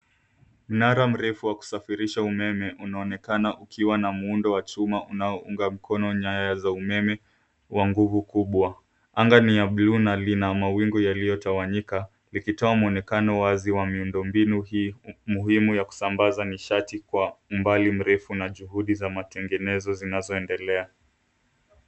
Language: Swahili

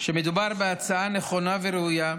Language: Hebrew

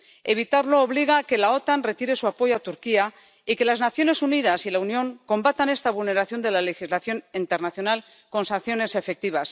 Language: Spanish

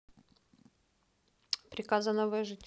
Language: Russian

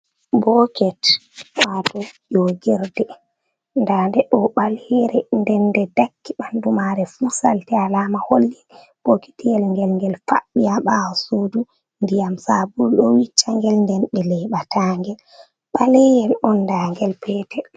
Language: Fula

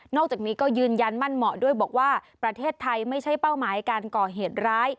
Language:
Thai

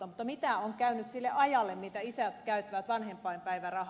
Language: Finnish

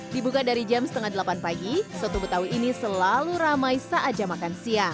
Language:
Indonesian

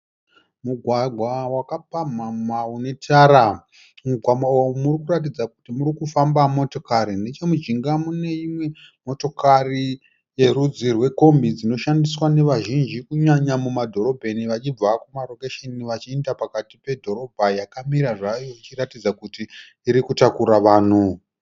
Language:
Shona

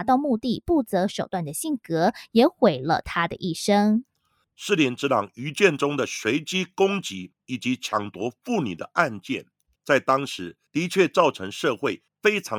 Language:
Chinese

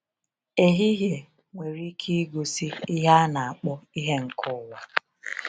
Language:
Igbo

